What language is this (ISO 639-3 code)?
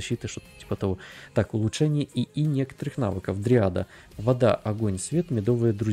rus